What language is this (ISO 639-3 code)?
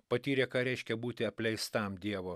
lit